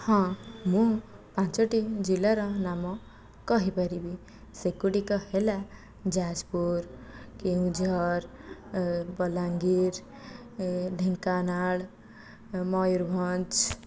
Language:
Odia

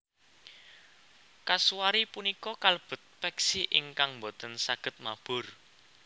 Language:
Javanese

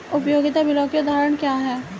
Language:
Hindi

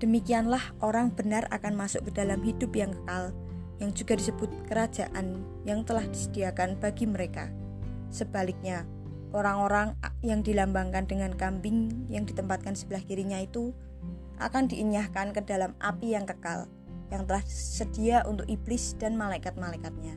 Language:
Indonesian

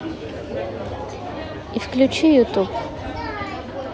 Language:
Russian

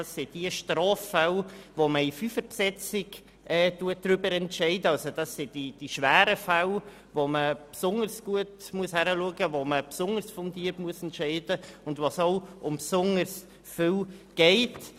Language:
Swiss German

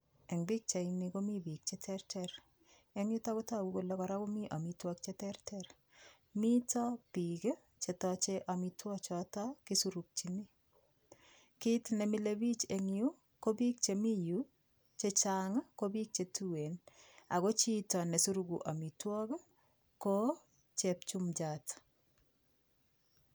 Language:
Kalenjin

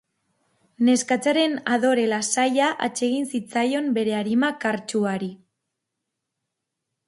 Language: Basque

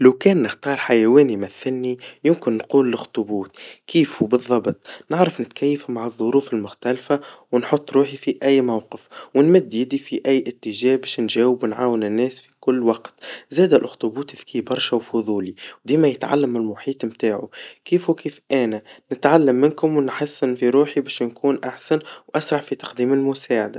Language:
Tunisian Arabic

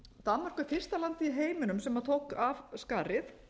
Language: Icelandic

